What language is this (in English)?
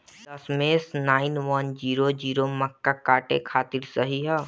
Bhojpuri